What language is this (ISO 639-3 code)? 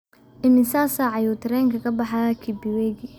som